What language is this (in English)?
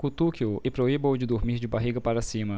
Portuguese